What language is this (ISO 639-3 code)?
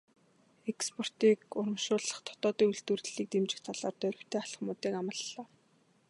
mon